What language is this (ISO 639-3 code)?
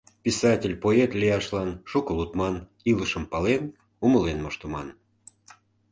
chm